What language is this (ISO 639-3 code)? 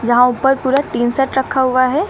hin